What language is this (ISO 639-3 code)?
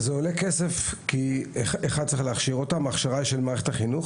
heb